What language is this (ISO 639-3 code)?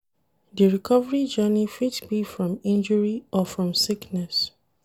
pcm